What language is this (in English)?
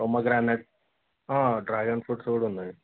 Telugu